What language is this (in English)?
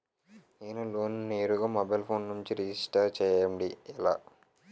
Telugu